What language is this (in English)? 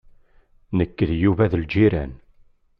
Kabyle